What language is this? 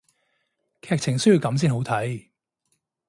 Cantonese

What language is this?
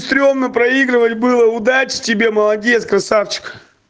Russian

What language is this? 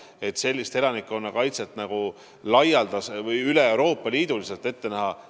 Estonian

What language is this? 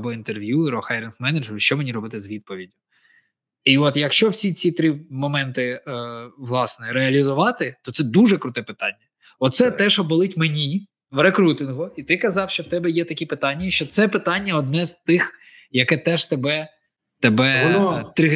Ukrainian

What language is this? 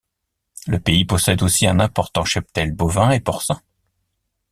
French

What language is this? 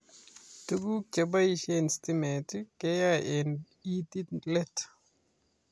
Kalenjin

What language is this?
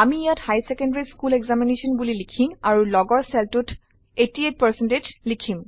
Assamese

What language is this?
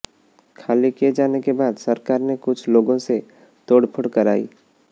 Hindi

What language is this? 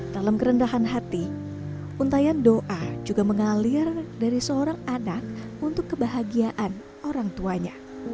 Indonesian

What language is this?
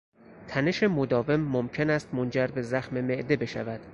Persian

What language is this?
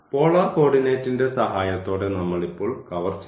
Malayalam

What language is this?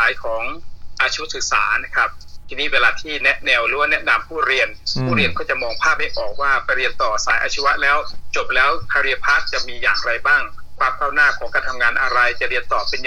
Thai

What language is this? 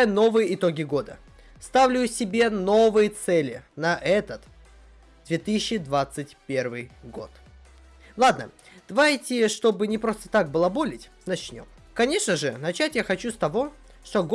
Russian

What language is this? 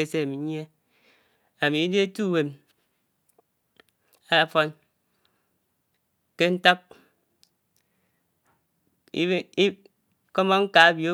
Anaang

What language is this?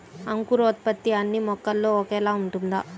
Telugu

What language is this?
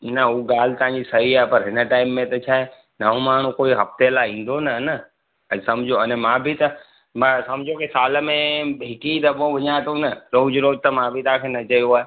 Sindhi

